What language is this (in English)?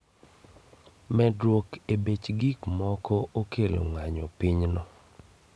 Luo (Kenya and Tanzania)